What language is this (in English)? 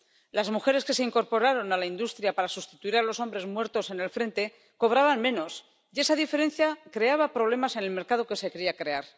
Spanish